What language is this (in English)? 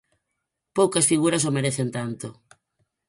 Galician